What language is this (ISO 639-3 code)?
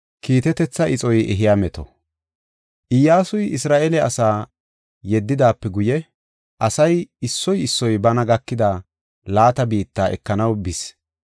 gof